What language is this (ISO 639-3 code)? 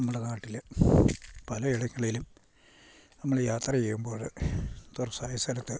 mal